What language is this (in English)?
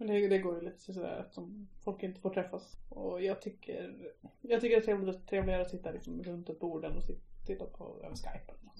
Swedish